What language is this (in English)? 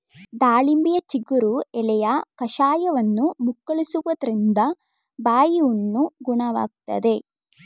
Kannada